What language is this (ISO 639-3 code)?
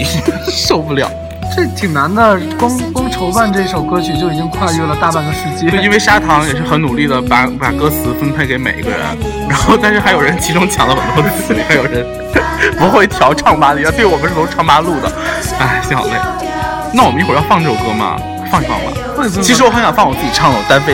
zho